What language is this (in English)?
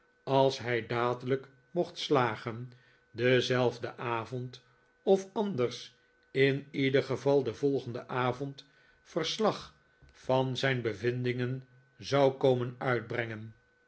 Dutch